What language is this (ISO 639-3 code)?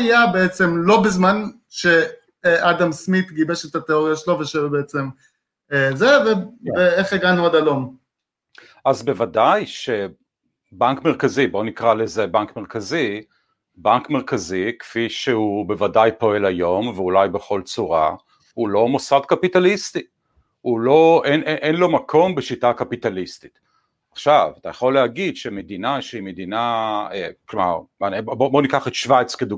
heb